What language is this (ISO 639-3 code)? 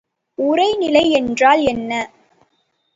tam